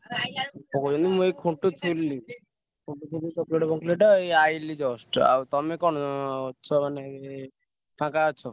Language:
Odia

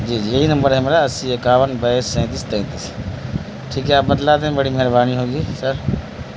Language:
Urdu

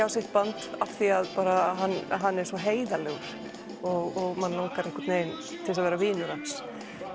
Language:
Icelandic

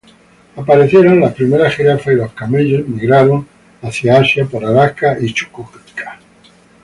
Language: Spanish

